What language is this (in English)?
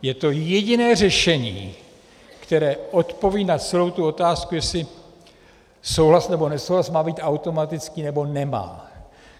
Czech